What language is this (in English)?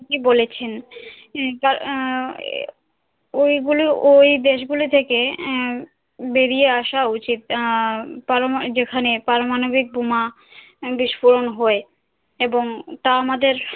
Bangla